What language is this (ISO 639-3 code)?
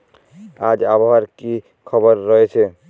ben